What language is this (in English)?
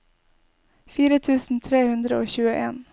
Norwegian